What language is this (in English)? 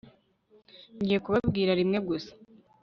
Kinyarwanda